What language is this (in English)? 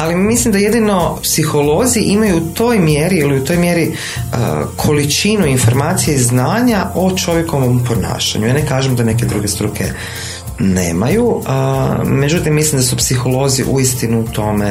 Croatian